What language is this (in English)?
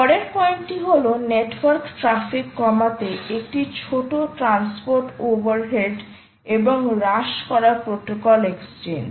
Bangla